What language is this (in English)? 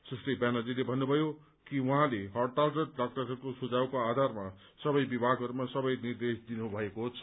Nepali